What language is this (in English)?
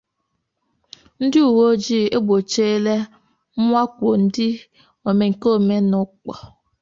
Igbo